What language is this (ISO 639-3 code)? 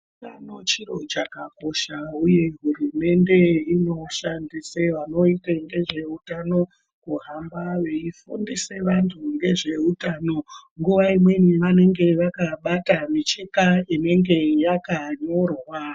ndc